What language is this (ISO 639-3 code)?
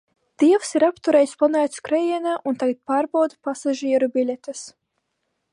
lav